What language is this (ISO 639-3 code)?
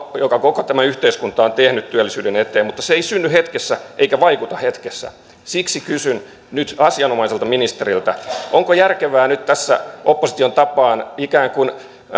fin